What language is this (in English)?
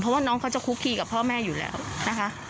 Thai